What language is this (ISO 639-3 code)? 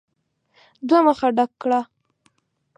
pus